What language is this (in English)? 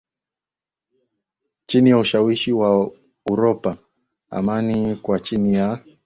Swahili